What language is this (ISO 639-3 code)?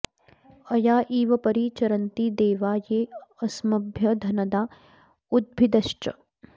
san